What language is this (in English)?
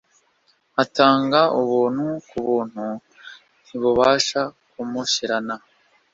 Kinyarwanda